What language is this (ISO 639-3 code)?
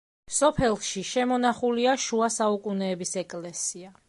kat